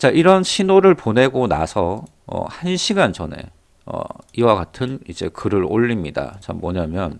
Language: Korean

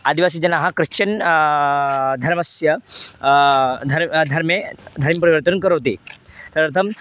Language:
Sanskrit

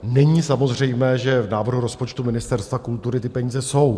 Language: Czech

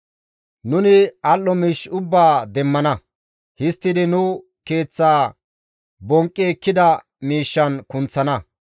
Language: Gamo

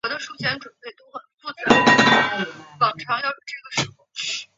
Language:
Chinese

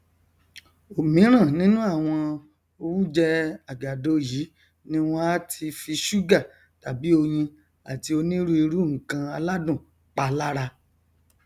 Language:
Yoruba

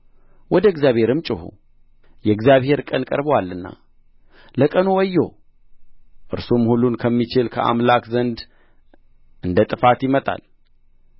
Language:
Amharic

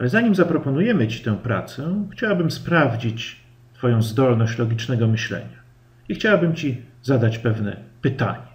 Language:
Polish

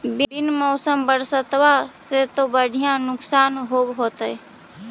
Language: Magahi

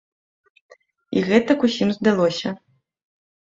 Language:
Belarusian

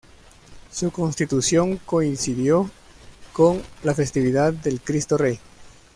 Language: Spanish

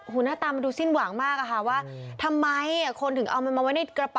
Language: Thai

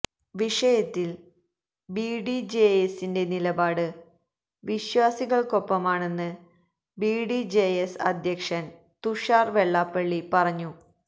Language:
Malayalam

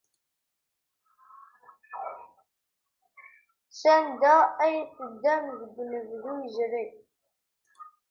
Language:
Kabyle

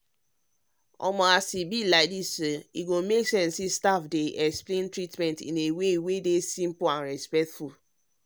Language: Nigerian Pidgin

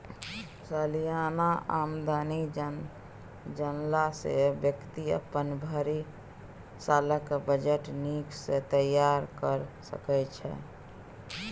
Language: Maithili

